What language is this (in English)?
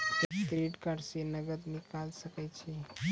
Maithili